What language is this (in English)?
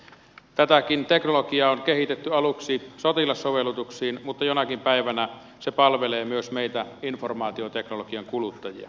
Finnish